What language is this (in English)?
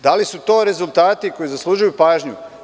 Serbian